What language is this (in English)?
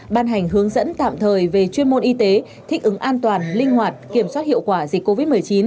Vietnamese